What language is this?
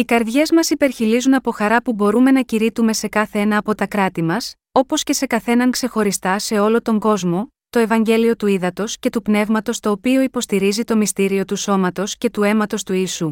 Greek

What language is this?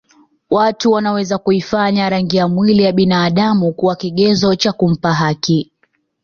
Swahili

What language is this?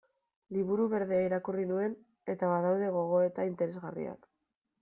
Basque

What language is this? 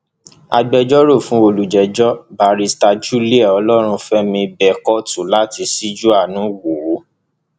Yoruba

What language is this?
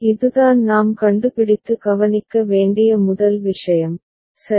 Tamil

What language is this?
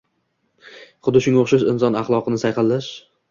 Uzbek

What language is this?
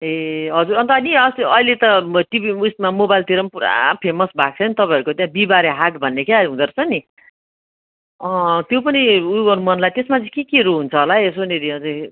Nepali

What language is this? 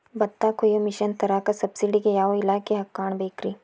Kannada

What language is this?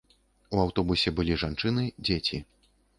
Belarusian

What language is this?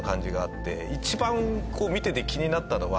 Japanese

